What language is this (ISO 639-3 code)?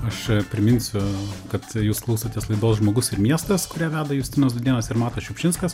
lit